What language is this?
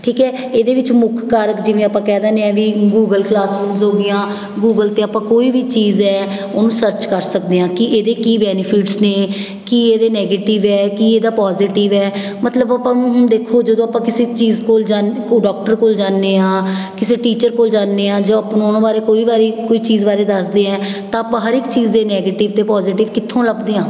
Punjabi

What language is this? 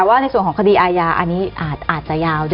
Thai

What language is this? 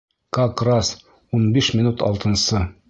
Bashkir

